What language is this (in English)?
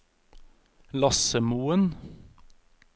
Norwegian